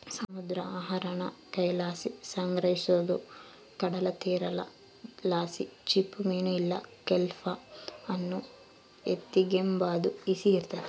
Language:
Kannada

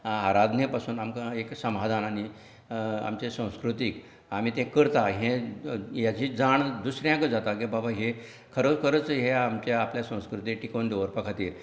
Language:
Konkani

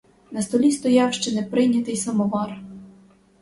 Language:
Ukrainian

